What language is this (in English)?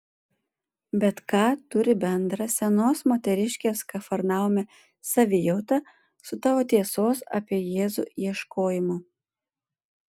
Lithuanian